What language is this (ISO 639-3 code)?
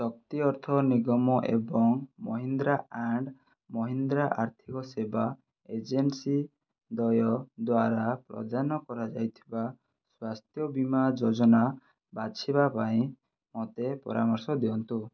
ori